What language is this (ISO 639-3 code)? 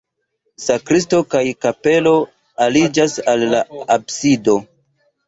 epo